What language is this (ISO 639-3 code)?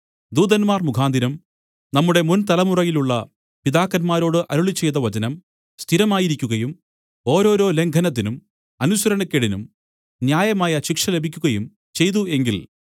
mal